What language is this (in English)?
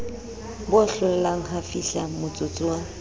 Southern Sotho